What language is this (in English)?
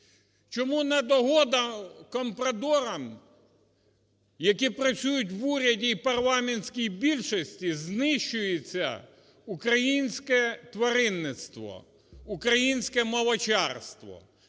Ukrainian